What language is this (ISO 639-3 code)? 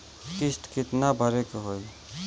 bho